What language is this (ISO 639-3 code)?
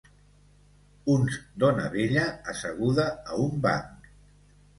cat